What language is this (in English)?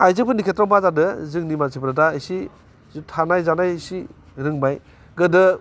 Bodo